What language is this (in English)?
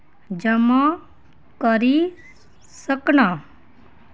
Dogri